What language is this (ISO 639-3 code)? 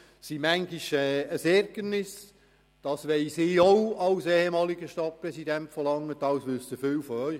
gsw